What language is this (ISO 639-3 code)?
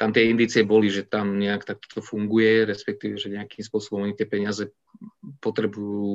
slk